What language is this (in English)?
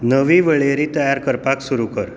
Konkani